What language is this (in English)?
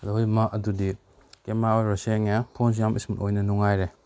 Manipuri